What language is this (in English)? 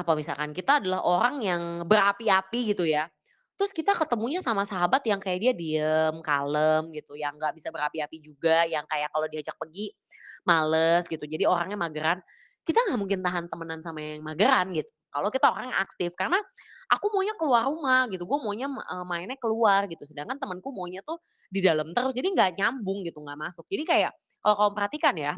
Indonesian